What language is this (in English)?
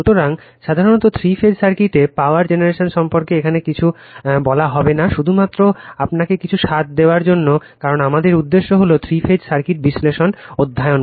Bangla